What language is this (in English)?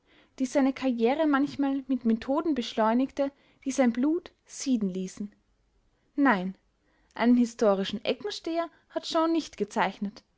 German